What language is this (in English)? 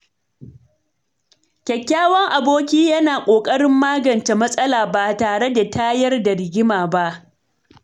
Hausa